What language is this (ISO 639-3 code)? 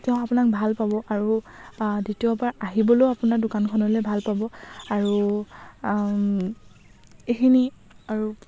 asm